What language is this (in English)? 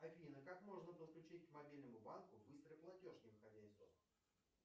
Russian